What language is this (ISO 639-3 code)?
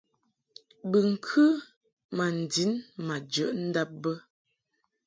mhk